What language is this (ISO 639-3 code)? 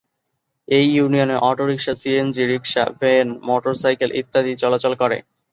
ben